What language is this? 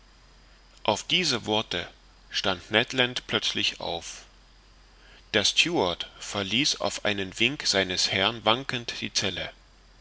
German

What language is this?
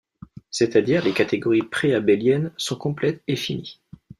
French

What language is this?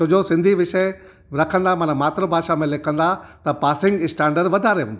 Sindhi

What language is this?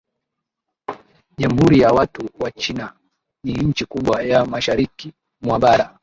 Swahili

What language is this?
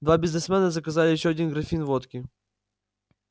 Russian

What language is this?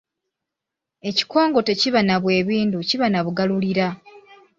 Ganda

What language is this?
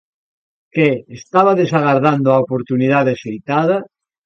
Galician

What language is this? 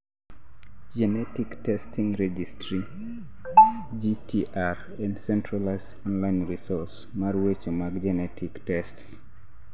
Luo (Kenya and Tanzania)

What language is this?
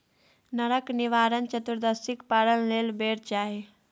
Maithili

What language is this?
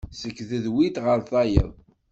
Kabyle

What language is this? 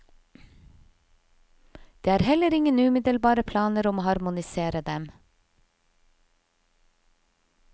Norwegian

